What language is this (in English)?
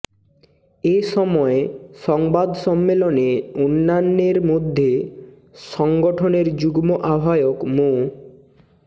Bangla